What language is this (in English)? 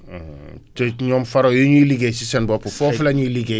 Wolof